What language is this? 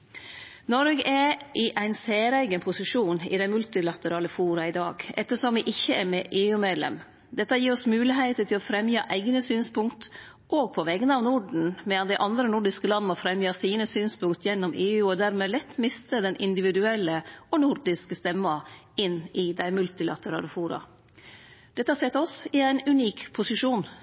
Norwegian Nynorsk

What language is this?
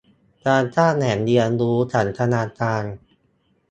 Thai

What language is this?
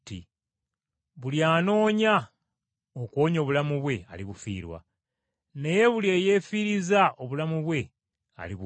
Ganda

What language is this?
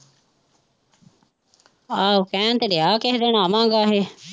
Punjabi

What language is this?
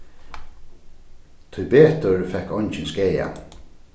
Faroese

